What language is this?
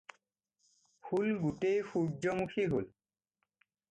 Assamese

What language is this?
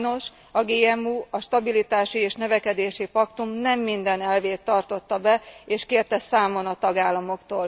Hungarian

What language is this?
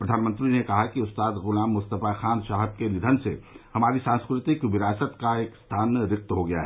Hindi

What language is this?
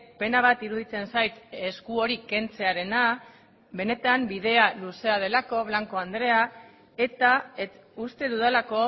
Basque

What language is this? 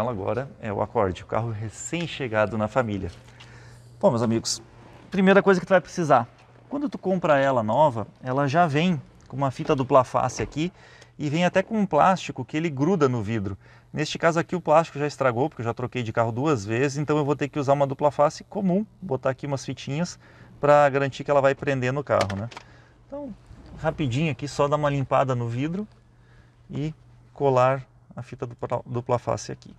Portuguese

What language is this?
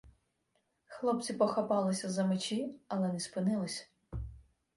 Ukrainian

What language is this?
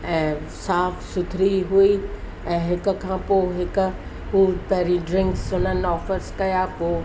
Sindhi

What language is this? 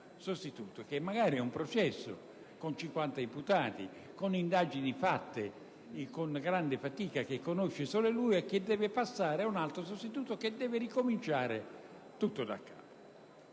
Italian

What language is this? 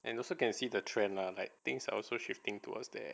English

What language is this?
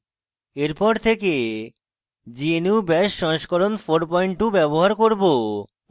Bangla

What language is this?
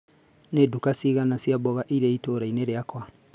Kikuyu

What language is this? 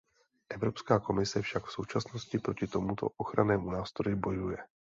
Czech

